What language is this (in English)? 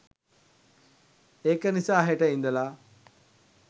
Sinhala